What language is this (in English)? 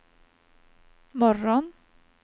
Swedish